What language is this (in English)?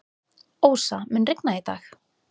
Icelandic